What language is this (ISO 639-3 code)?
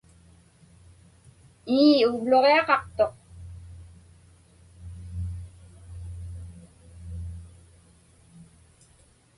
ipk